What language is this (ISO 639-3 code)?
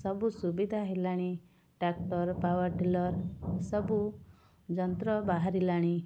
ori